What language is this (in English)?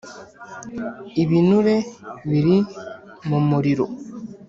Kinyarwanda